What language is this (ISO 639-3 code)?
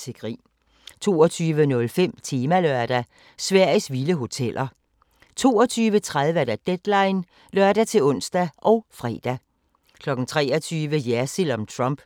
dan